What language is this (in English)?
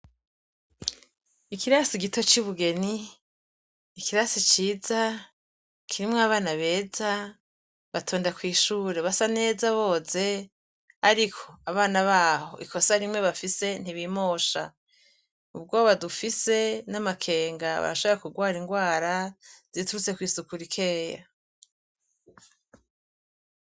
Rundi